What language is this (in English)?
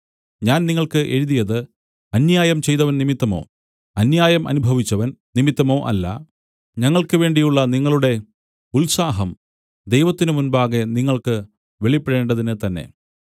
Malayalam